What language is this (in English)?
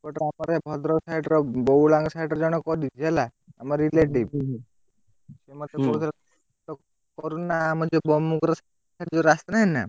Odia